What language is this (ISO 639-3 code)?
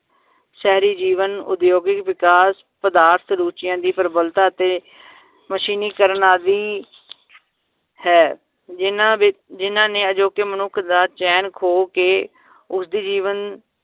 pan